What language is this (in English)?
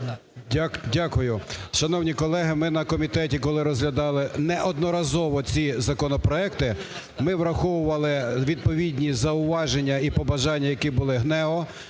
Ukrainian